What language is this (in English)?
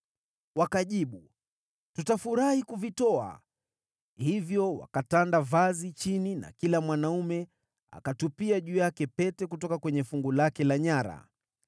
Swahili